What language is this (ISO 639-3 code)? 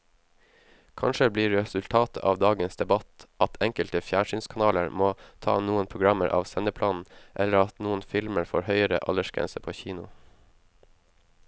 nor